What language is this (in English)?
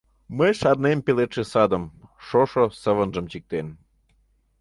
Mari